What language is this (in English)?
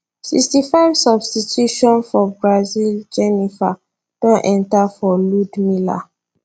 Nigerian Pidgin